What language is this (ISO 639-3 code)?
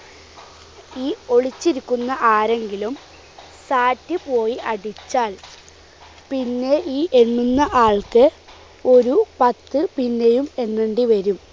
mal